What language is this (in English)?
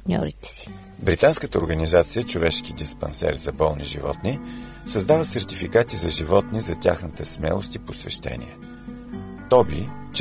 Bulgarian